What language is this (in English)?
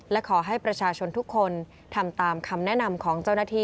Thai